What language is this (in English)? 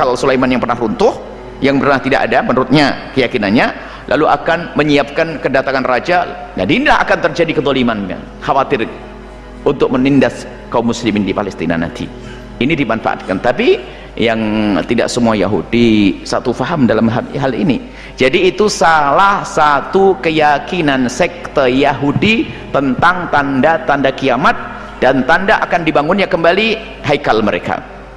Indonesian